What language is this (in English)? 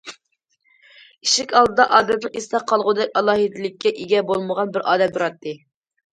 Uyghur